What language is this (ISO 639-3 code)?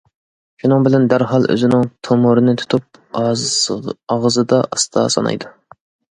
uig